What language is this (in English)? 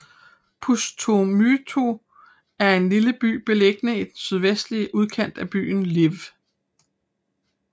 Danish